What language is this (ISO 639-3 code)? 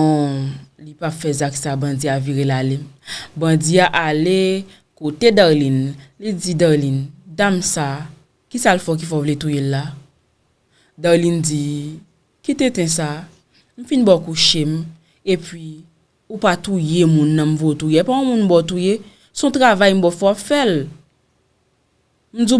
fra